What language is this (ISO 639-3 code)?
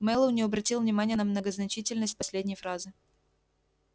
rus